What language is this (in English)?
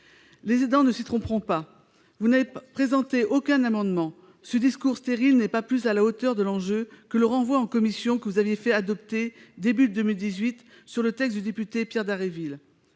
French